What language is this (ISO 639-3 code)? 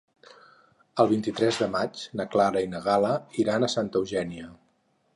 cat